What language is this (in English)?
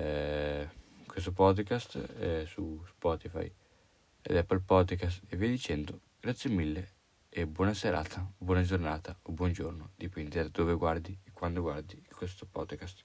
Italian